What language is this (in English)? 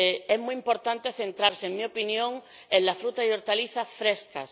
Spanish